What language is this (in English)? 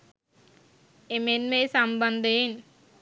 Sinhala